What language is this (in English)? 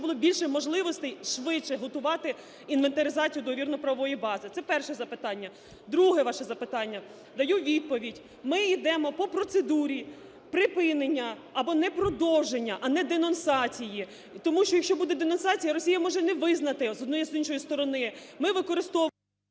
Ukrainian